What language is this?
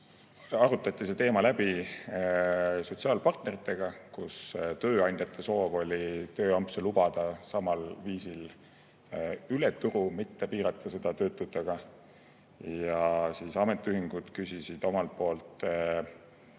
Estonian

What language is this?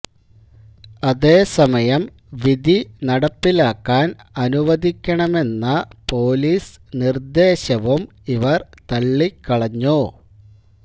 Malayalam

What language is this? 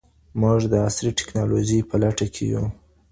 Pashto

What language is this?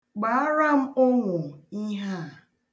Igbo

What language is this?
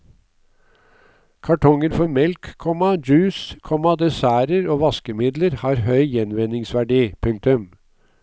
Norwegian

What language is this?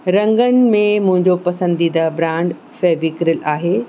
Sindhi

